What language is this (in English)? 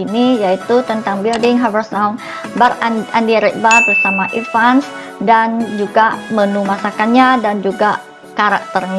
Indonesian